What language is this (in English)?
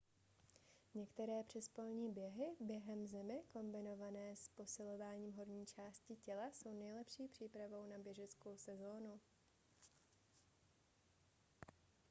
Czech